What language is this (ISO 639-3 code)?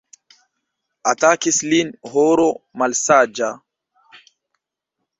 epo